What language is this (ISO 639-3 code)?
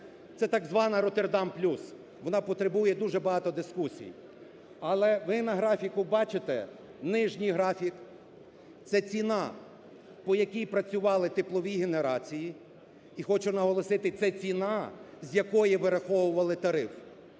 ukr